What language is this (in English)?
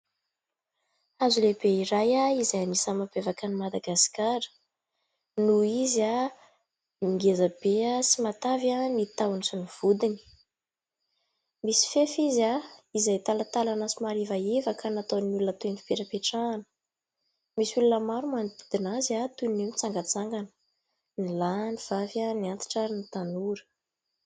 Malagasy